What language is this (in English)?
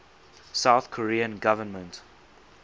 English